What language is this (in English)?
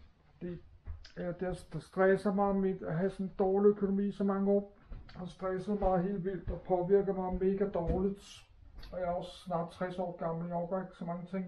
Danish